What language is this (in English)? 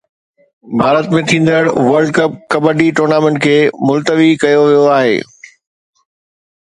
Sindhi